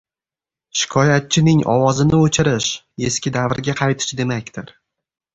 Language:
Uzbek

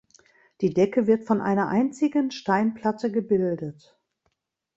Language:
German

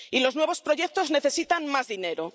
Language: Spanish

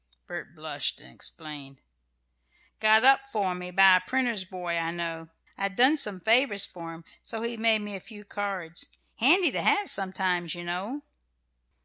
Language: English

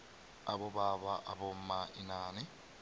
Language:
South Ndebele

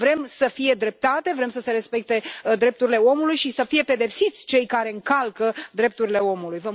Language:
Romanian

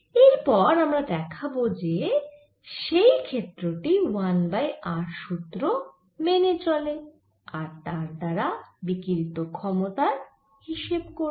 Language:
Bangla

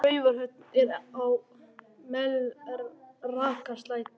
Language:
Icelandic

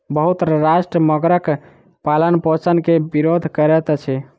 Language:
Maithili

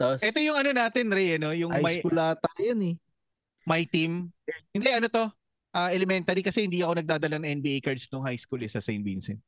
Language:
Filipino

